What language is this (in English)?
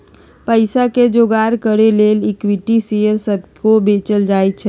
Magahi